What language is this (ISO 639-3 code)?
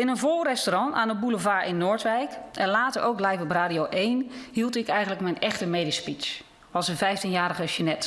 nld